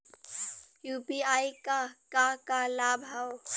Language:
Bhojpuri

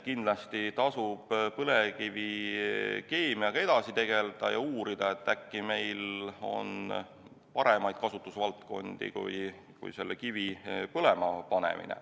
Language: Estonian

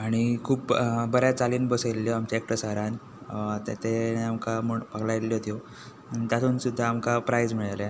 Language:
Konkani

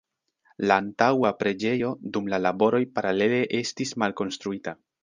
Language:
Esperanto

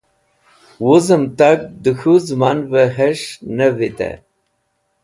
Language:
Wakhi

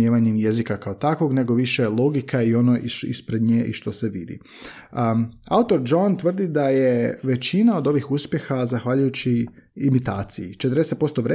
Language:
Croatian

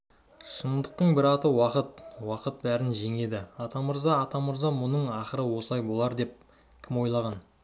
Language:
Kazakh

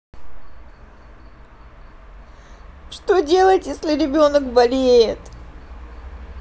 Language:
Russian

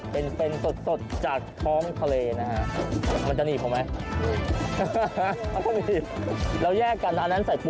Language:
Thai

